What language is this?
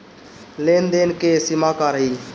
Bhojpuri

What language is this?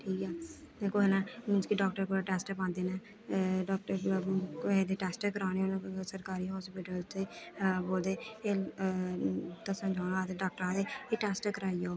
Dogri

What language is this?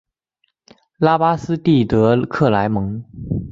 Chinese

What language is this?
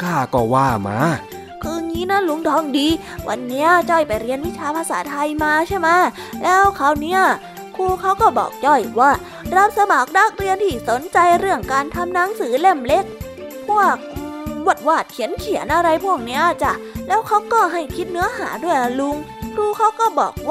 Thai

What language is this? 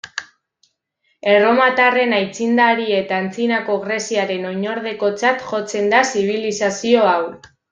Basque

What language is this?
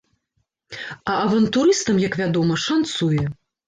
Belarusian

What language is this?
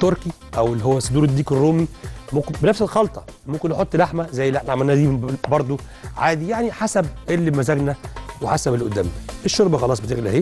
Arabic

